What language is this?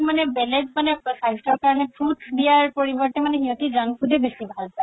Assamese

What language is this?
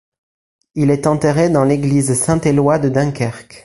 French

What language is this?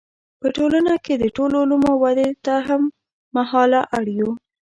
Pashto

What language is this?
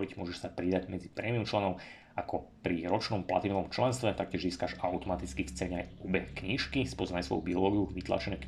Slovak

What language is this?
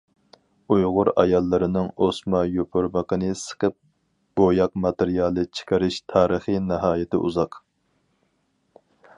Uyghur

